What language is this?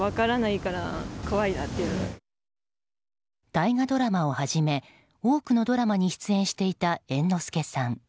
Japanese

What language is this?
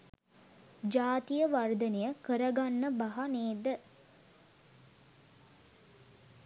Sinhala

